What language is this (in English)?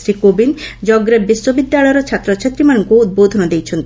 Odia